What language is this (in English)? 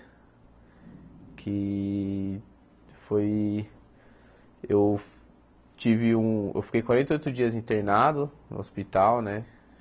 Portuguese